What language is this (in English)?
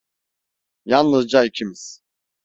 Turkish